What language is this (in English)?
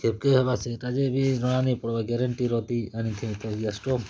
Odia